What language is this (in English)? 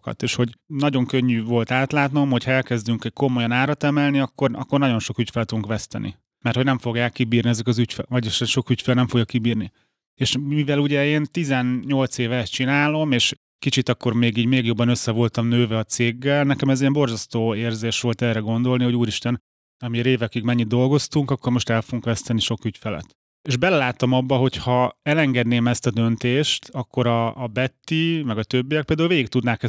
Hungarian